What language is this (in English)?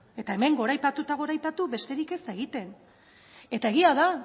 Basque